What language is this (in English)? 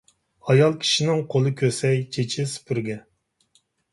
Uyghur